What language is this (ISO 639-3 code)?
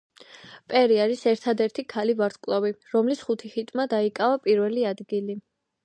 kat